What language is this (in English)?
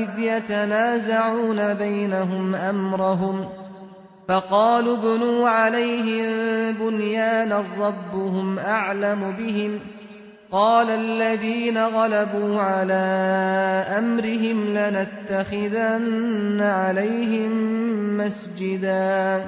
Arabic